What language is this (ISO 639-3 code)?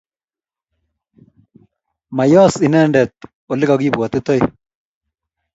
kln